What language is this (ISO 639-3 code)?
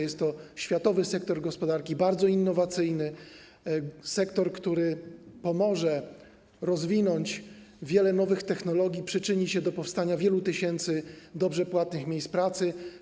pol